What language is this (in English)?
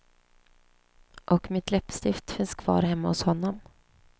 Swedish